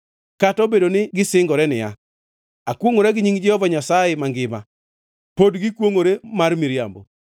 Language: Luo (Kenya and Tanzania)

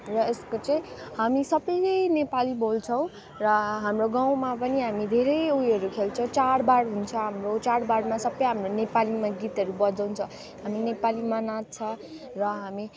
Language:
Nepali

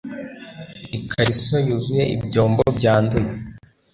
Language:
Kinyarwanda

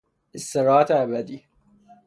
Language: Persian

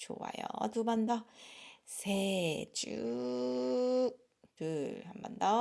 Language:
Korean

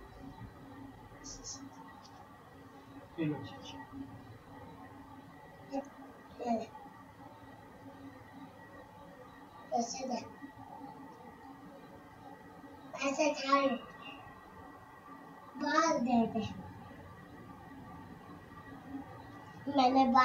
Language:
Arabic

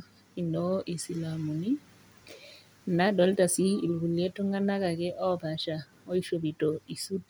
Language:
Masai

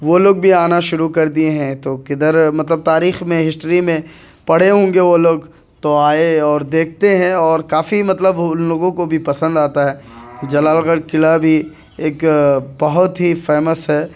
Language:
Urdu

